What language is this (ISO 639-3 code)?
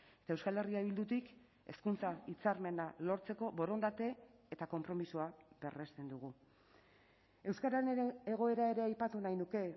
eus